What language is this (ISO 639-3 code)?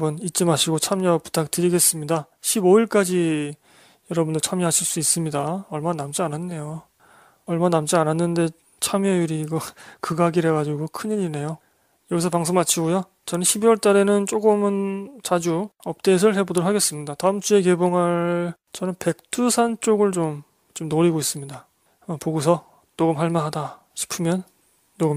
kor